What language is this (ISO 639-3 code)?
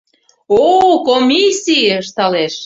chm